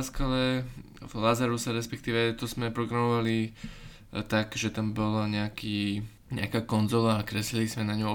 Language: Slovak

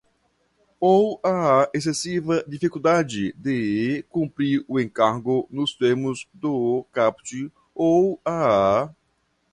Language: Portuguese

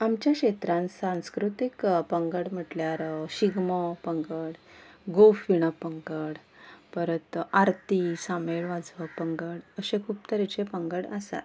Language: Konkani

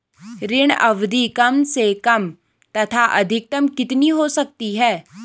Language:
Hindi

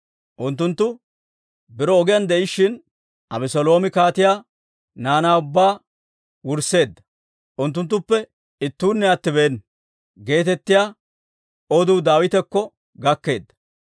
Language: Dawro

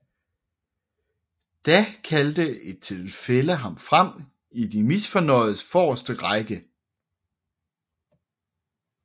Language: Danish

